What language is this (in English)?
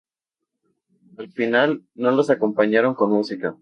Spanish